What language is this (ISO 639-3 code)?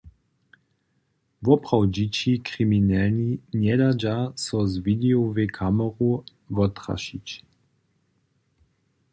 hsb